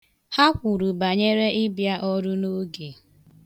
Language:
Igbo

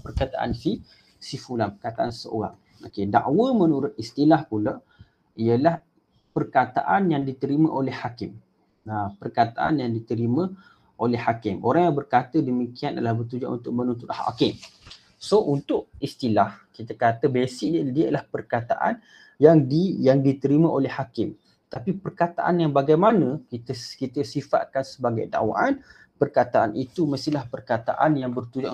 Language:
Malay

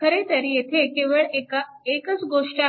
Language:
Marathi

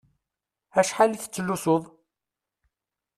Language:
Kabyle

